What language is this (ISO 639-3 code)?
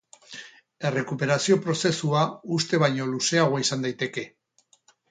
eus